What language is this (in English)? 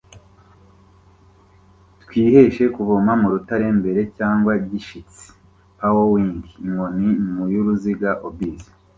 Kinyarwanda